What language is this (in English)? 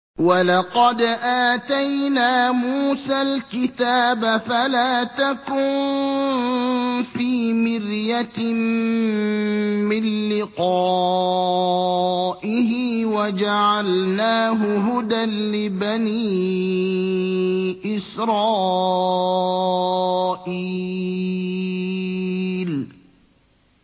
Arabic